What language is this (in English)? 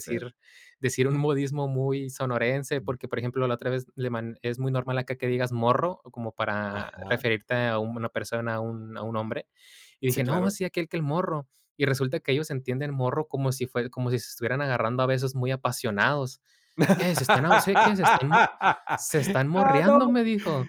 Spanish